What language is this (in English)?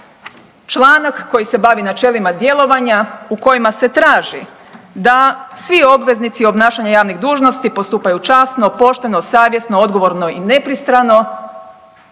Croatian